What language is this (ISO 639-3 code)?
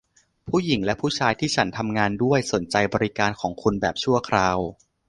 tha